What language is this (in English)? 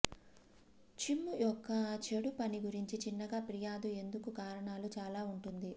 Telugu